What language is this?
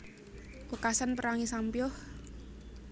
Javanese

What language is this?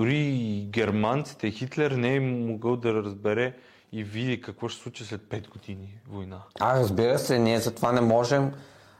Bulgarian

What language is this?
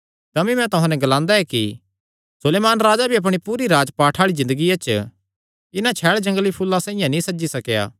Kangri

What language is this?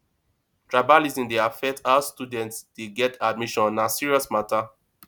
Nigerian Pidgin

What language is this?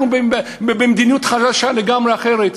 Hebrew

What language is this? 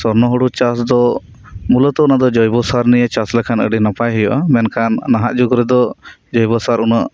Santali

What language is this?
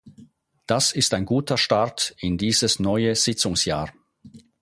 German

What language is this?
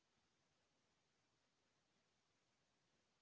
Chhattisgarhi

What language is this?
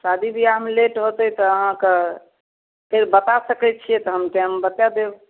Maithili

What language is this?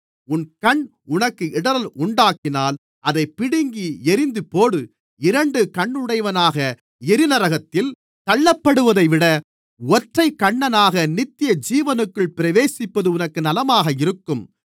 Tamil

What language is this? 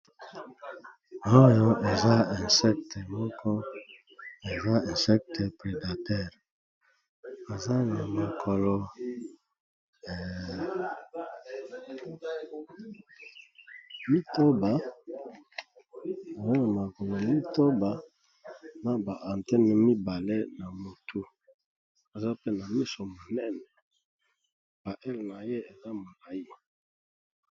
Lingala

